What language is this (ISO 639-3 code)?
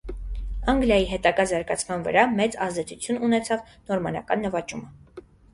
hye